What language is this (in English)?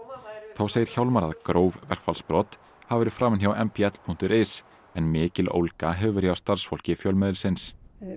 Icelandic